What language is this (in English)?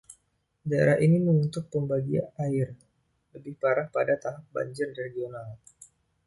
Indonesian